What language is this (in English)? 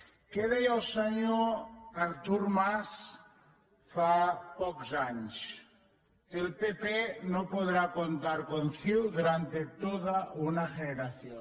Catalan